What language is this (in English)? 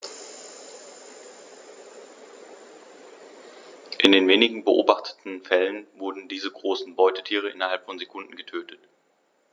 German